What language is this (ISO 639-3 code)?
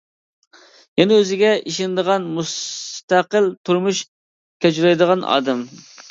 uig